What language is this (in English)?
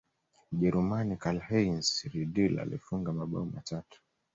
Swahili